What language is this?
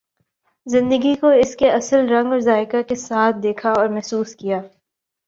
Urdu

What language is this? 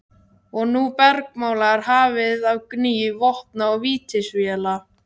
Icelandic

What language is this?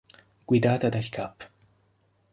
Italian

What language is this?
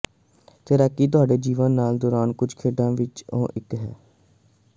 Punjabi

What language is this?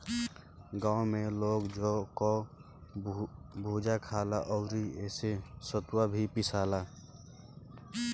Bhojpuri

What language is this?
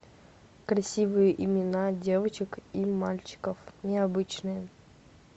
Russian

